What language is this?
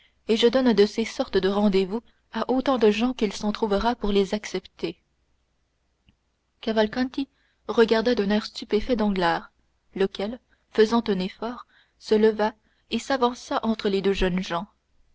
French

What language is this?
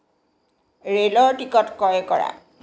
Assamese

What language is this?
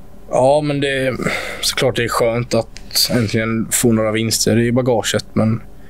Swedish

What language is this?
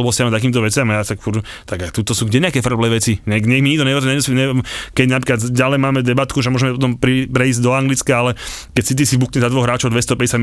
Slovak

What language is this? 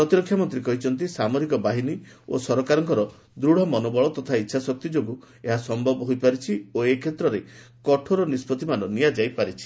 Odia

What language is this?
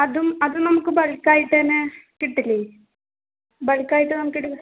Malayalam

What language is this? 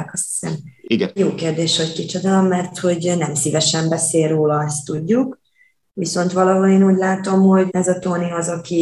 Hungarian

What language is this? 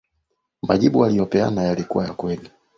Swahili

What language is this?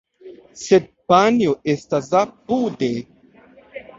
Esperanto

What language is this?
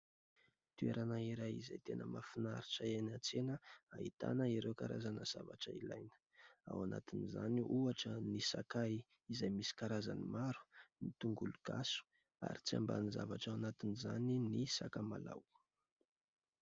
Malagasy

